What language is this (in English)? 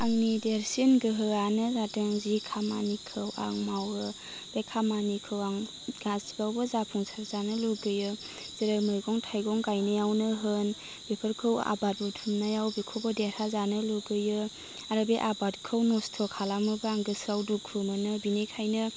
Bodo